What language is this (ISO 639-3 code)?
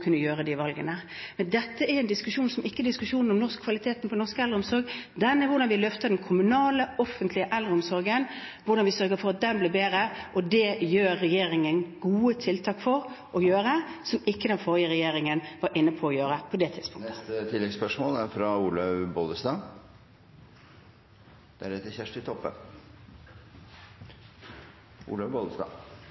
nor